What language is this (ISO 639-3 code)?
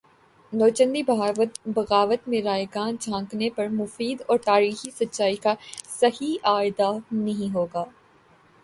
urd